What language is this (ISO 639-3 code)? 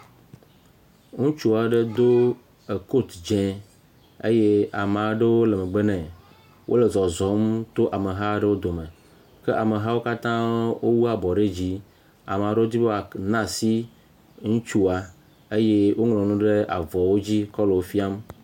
ewe